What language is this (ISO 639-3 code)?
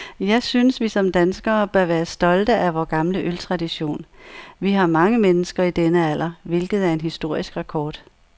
dan